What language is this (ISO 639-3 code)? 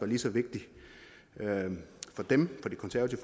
dan